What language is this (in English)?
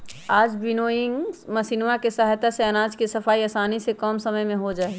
Magahi